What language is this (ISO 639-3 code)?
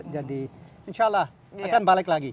ind